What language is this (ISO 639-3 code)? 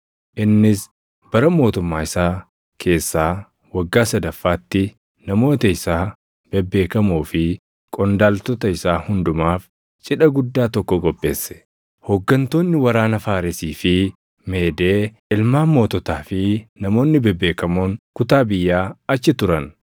orm